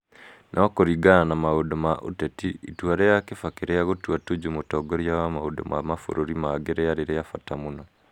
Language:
Kikuyu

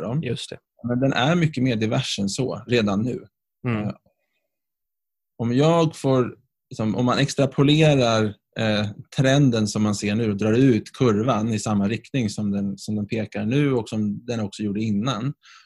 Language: Swedish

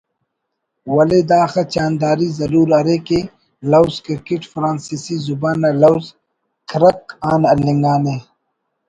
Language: Brahui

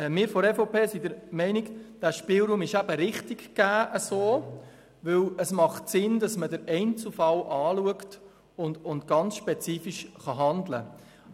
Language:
Swiss German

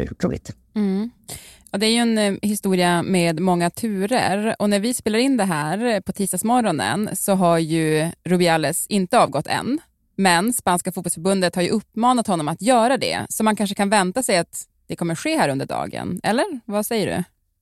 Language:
Swedish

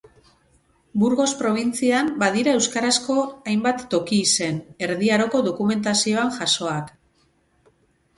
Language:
Basque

